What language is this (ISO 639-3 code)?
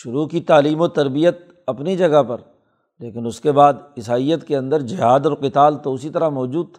urd